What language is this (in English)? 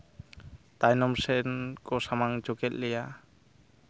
Santali